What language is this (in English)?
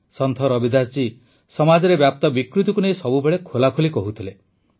Odia